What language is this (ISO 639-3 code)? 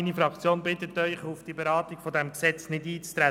gsw